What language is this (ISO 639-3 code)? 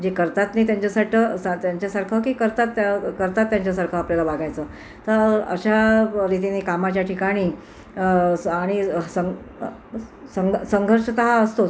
mar